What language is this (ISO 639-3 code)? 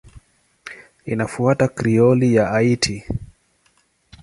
swa